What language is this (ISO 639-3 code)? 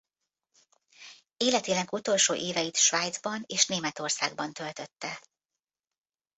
hun